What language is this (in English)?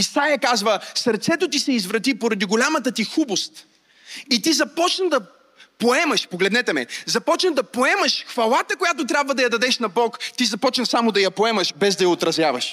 Bulgarian